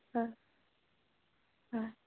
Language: Assamese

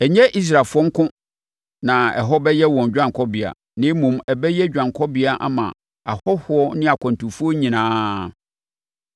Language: Akan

